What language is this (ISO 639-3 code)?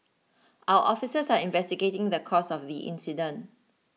eng